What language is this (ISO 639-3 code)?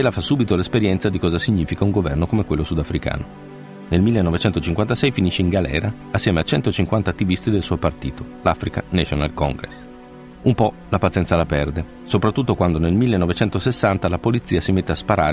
ita